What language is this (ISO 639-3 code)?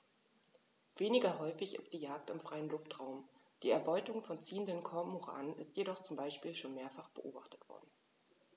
deu